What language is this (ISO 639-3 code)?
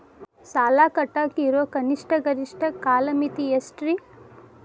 kan